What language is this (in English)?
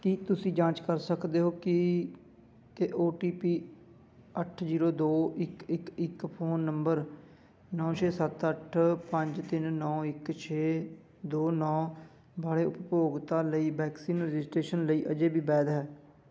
Punjabi